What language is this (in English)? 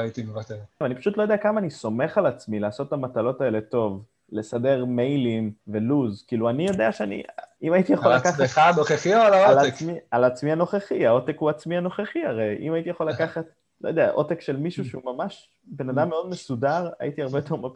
Hebrew